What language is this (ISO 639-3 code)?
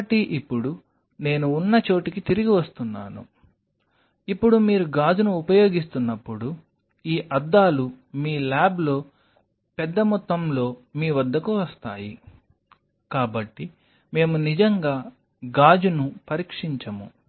tel